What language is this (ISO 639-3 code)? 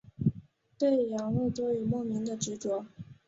zho